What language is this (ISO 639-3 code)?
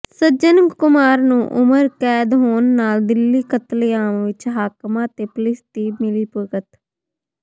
pan